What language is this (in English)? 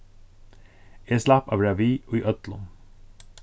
Faroese